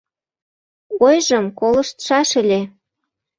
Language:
Mari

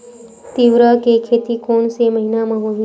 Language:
Chhattisgarhi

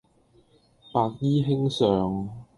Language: Cantonese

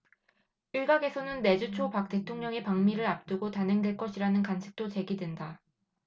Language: Korean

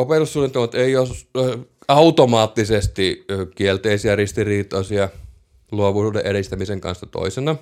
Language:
Finnish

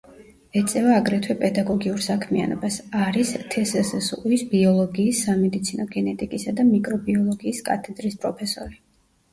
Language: Georgian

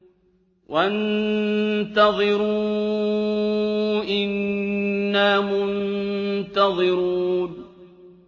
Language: Arabic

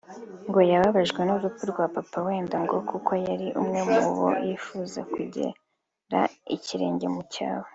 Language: Kinyarwanda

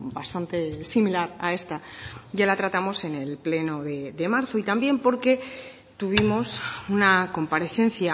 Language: Spanish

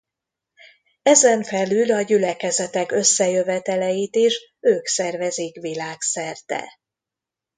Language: Hungarian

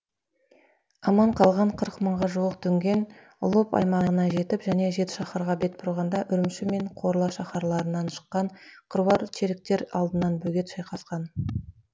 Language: Kazakh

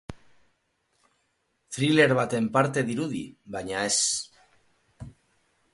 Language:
Basque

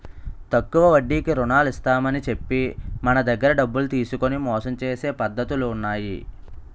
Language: Telugu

